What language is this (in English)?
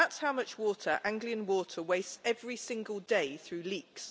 English